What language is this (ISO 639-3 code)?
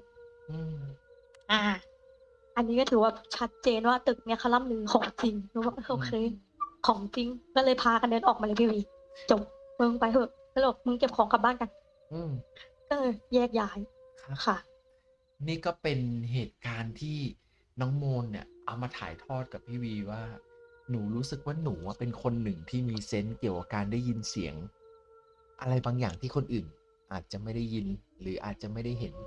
tha